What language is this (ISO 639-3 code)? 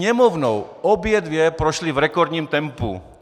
ces